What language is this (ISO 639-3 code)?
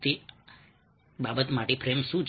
guj